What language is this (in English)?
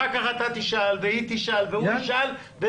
Hebrew